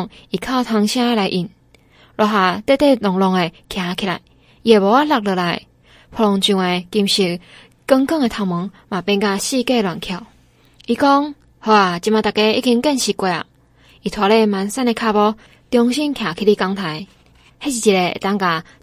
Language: Chinese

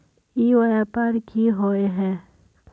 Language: Magahi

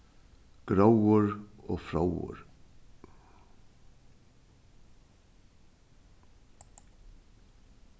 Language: Faroese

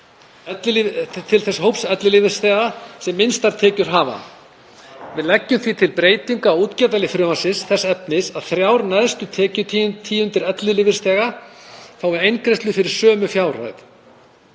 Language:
Icelandic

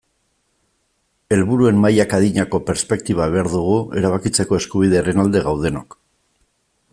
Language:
Basque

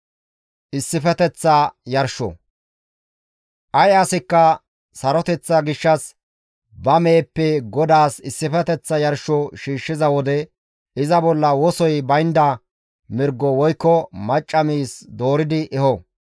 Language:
Gamo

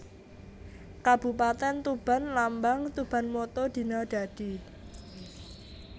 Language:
Javanese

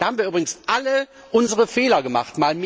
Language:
German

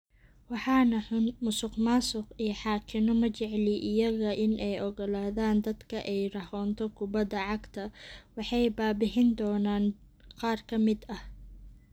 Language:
Somali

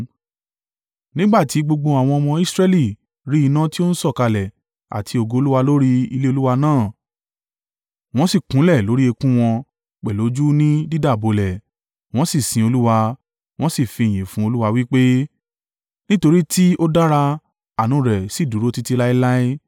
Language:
Yoruba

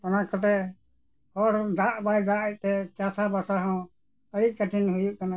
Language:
Santali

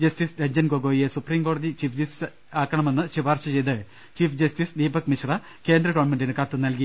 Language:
Malayalam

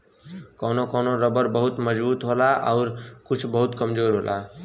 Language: Bhojpuri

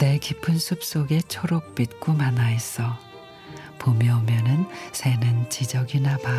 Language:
Korean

